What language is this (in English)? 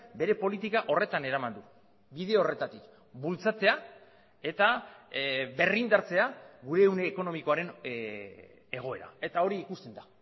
Basque